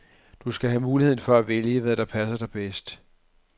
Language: Danish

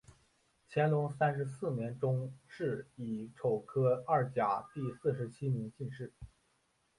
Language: Chinese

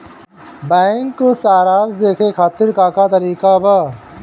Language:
Bhojpuri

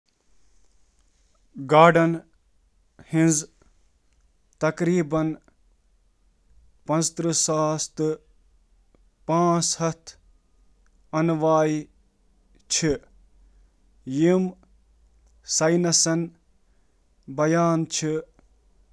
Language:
Kashmiri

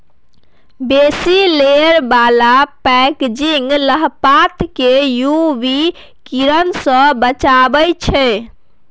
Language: Maithili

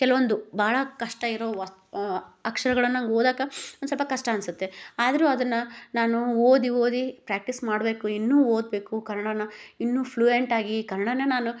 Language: Kannada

